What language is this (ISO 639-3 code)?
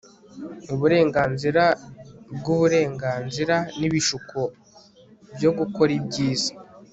kin